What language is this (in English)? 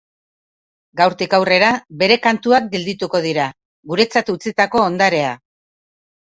Basque